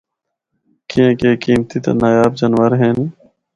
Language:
Northern Hindko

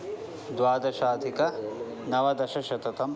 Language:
Sanskrit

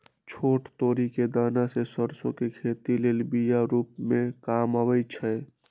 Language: Magahi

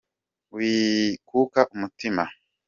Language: Kinyarwanda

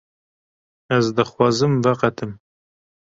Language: Kurdish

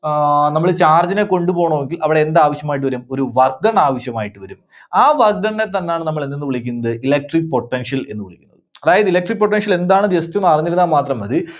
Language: Malayalam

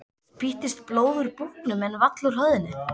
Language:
Icelandic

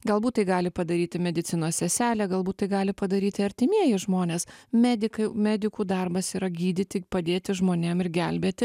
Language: Lithuanian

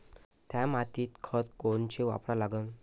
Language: Marathi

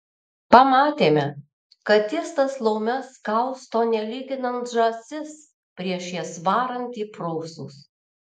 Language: Lithuanian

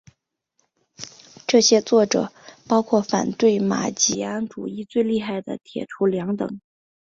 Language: Chinese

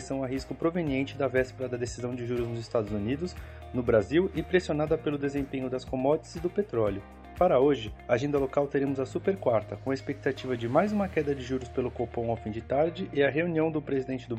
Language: Portuguese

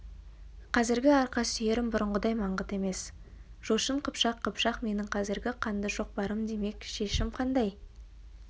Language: Kazakh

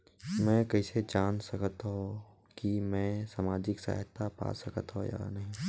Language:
Chhattisgarhi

